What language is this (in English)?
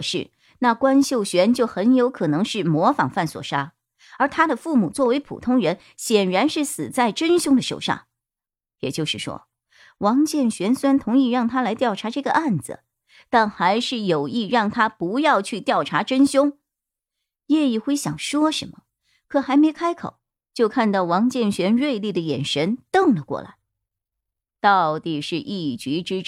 Chinese